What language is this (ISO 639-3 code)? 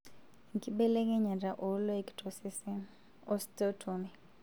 mas